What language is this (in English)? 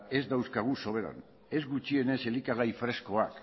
Basque